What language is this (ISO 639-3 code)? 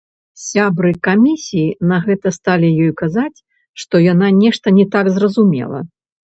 bel